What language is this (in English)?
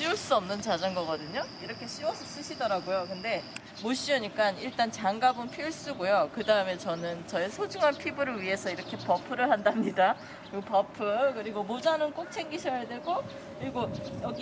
Korean